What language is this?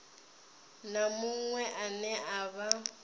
Venda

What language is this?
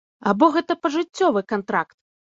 Belarusian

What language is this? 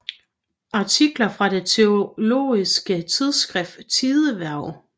Danish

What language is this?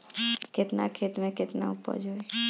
Bhojpuri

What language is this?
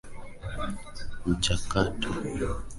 Swahili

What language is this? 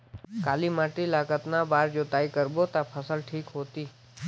Chhattisgarhi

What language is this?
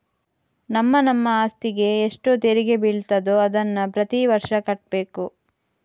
Kannada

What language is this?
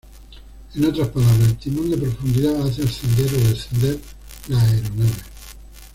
Spanish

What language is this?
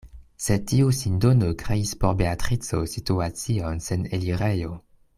Esperanto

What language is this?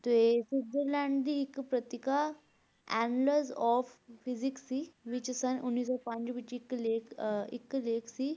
Punjabi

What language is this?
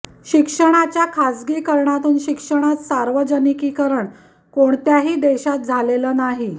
Marathi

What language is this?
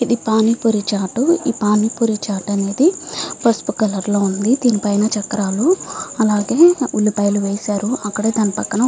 Telugu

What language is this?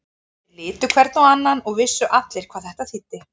Icelandic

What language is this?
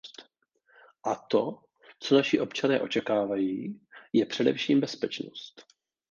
Czech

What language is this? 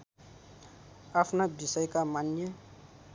Nepali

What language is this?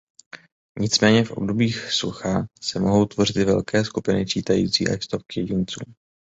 Czech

